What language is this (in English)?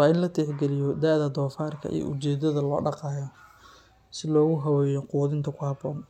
Somali